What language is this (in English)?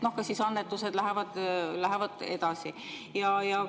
Estonian